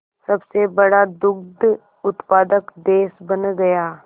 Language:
Hindi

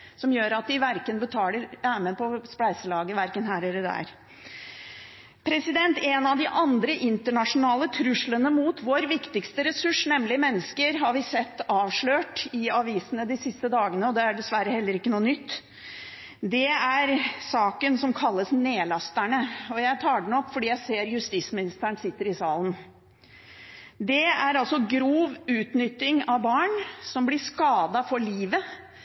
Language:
Norwegian Bokmål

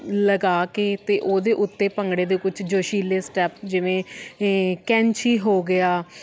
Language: Punjabi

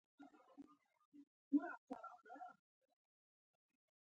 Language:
Pashto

